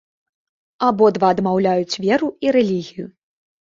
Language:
Belarusian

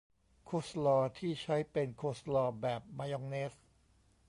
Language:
Thai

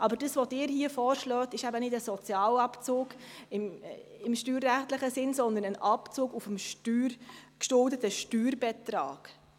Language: Swiss German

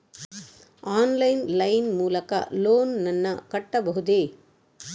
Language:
Kannada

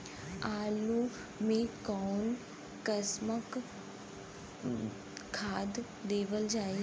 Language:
Bhojpuri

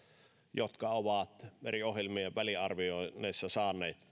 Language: Finnish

